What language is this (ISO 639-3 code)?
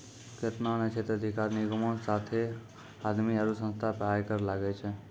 mai